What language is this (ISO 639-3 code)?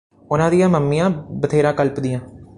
pan